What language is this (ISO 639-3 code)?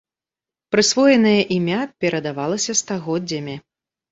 bel